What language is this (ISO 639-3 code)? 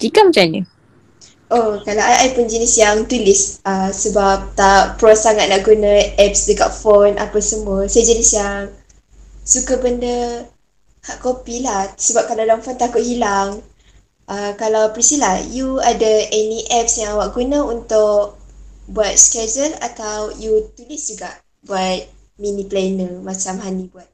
msa